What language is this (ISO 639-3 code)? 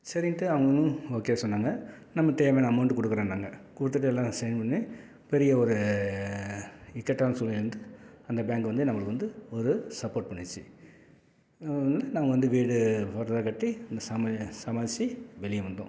tam